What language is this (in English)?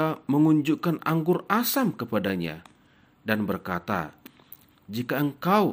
Indonesian